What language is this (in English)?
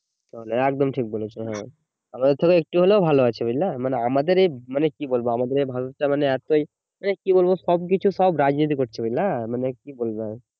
Bangla